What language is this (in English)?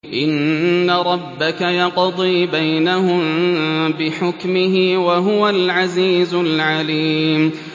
Arabic